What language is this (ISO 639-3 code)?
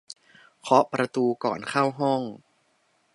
tha